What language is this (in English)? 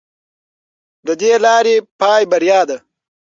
Pashto